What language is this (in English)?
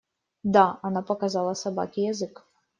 Russian